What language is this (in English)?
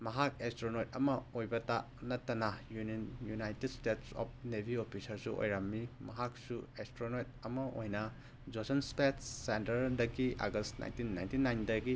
Manipuri